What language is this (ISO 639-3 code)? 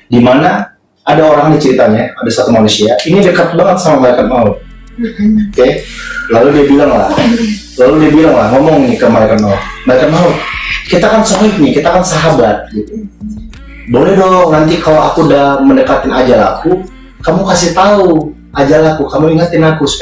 ind